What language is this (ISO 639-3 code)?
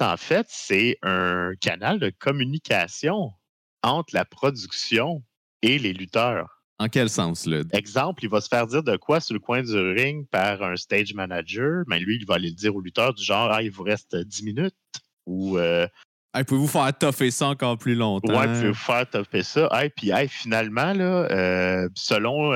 fra